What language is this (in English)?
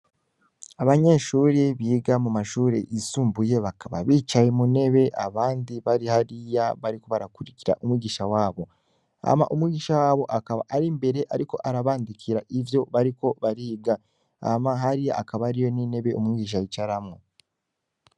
Rundi